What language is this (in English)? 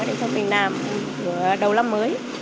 Vietnamese